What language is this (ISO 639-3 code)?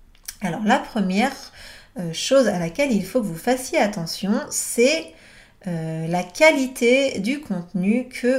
fra